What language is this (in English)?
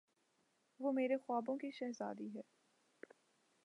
Urdu